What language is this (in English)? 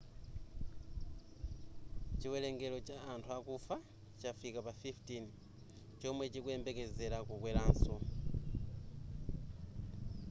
Nyanja